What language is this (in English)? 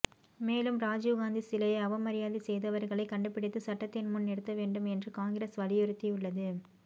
Tamil